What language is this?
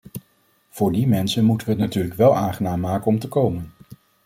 Dutch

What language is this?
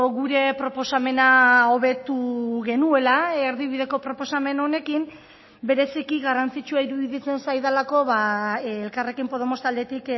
Basque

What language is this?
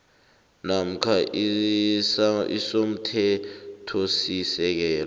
South Ndebele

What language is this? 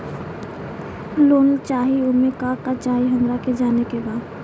Bhojpuri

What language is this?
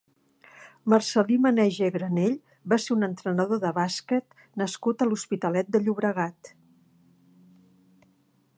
Catalan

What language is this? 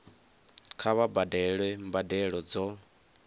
Venda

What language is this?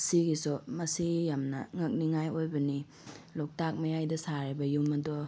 Manipuri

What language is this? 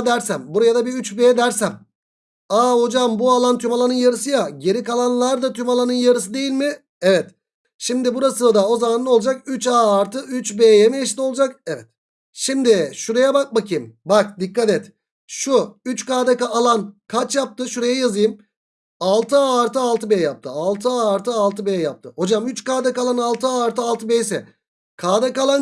Turkish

